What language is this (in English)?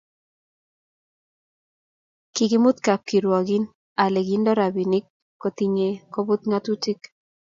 Kalenjin